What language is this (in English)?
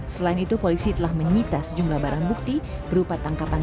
Indonesian